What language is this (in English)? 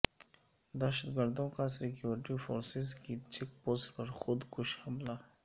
Urdu